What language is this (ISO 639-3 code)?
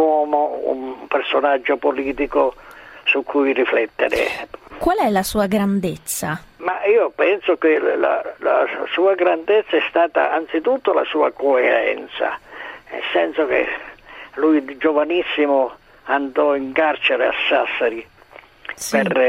ita